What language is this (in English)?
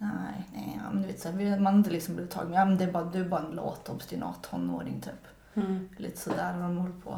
Swedish